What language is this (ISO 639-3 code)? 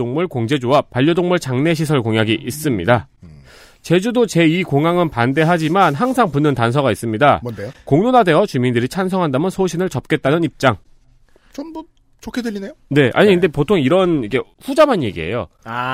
kor